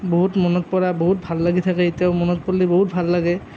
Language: Assamese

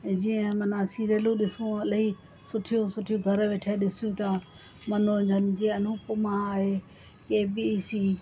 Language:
Sindhi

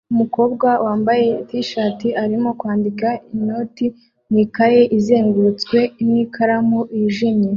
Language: Kinyarwanda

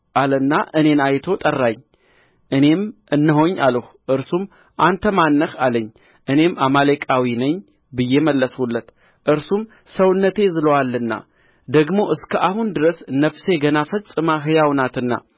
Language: Amharic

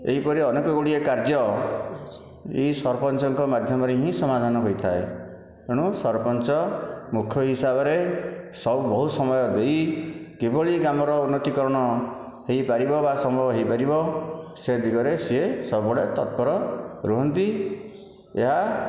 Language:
Odia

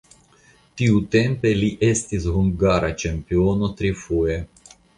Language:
Esperanto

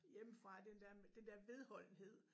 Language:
Danish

